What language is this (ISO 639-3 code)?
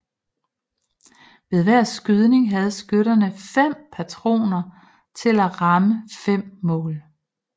dan